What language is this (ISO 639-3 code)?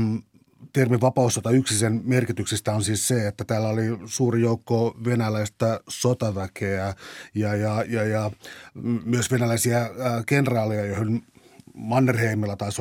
fin